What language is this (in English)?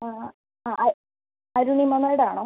Malayalam